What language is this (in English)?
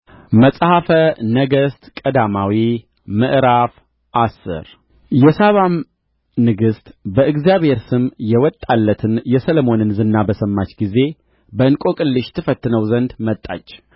Amharic